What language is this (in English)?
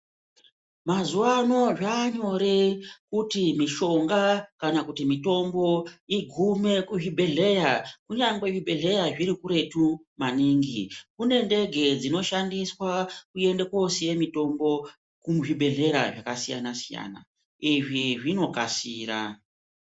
Ndau